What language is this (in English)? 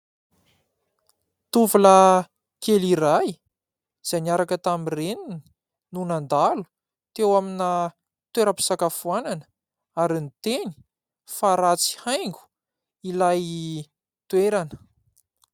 Malagasy